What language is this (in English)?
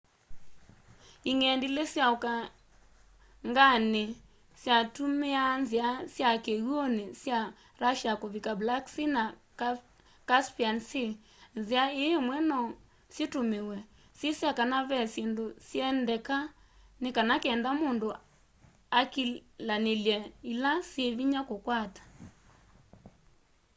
Kamba